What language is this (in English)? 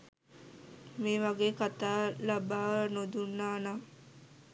Sinhala